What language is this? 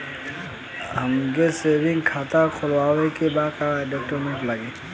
Bhojpuri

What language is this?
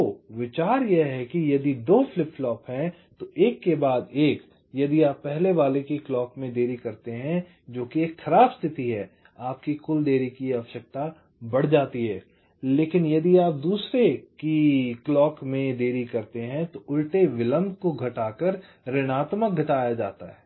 Hindi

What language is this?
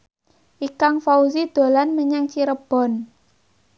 Javanese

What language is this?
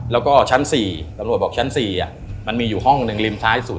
Thai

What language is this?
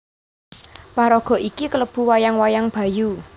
Javanese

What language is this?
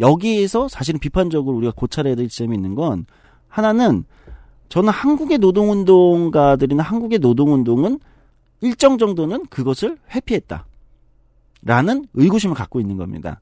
Korean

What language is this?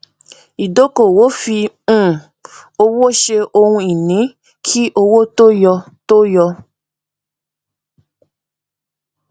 Yoruba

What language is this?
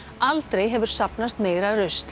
Icelandic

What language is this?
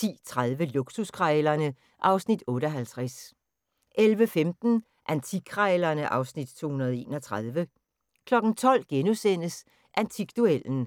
Danish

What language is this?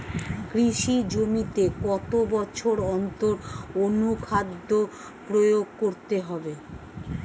Bangla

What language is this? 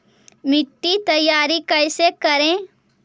Magahi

